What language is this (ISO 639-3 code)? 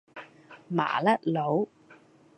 yue